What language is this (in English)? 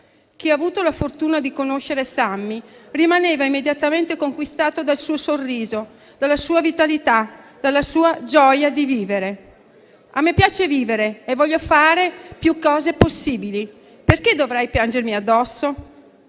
Italian